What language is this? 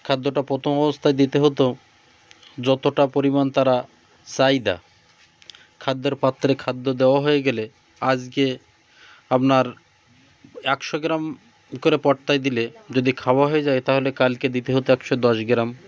Bangla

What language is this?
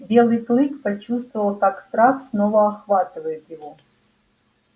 Russian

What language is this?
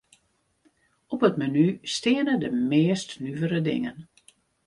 Western Frisian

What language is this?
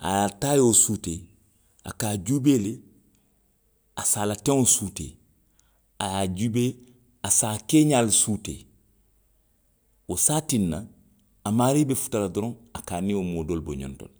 Western Maninkakan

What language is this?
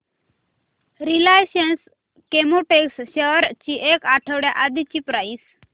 Marathi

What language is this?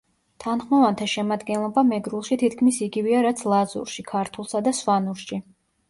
Georgian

